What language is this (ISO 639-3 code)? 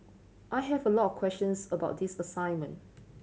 eng